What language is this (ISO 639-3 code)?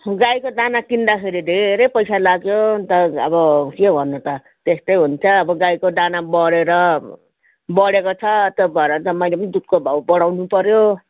nep